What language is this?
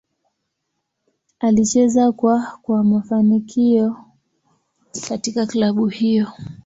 Swahili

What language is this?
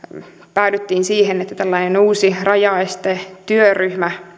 Finnish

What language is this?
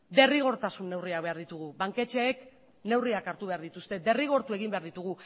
Basque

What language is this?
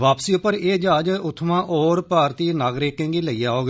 Dogri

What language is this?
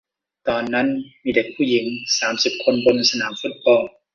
Thai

